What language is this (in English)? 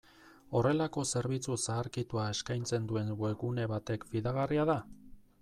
Basque